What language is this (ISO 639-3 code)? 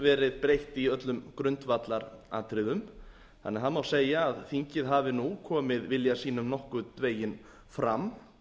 isl